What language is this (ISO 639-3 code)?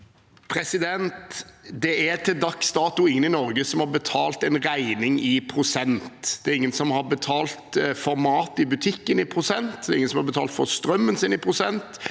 nor